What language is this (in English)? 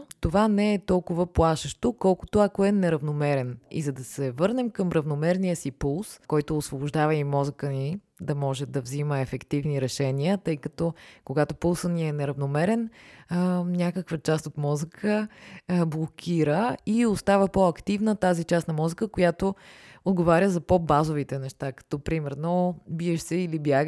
Bulgarian